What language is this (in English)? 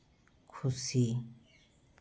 Santali